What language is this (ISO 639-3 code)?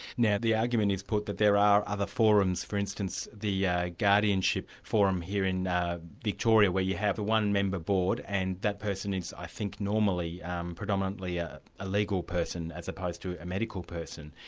eng